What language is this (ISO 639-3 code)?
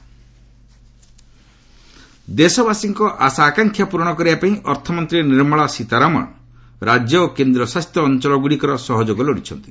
ori